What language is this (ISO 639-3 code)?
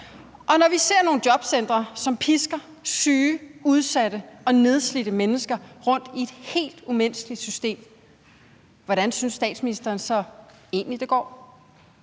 dan